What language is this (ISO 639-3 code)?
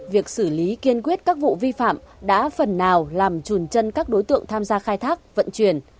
vie